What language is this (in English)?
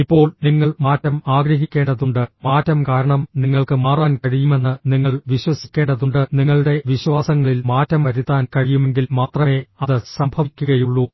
Malayalam